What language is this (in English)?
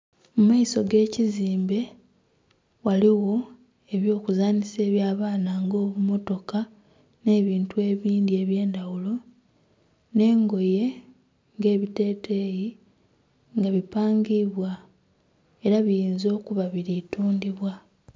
Soga